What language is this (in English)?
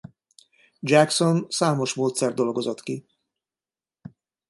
Hungarian